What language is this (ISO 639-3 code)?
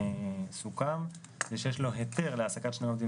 heb